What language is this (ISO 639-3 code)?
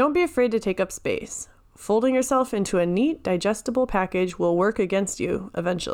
eng